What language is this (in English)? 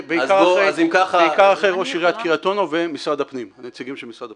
Hebrew